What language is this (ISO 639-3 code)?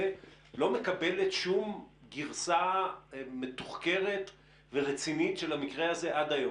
heb